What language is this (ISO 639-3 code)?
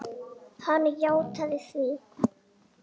isl